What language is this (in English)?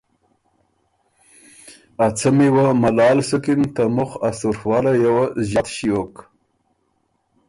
Ormuri